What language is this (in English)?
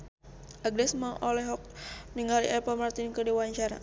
Sundanese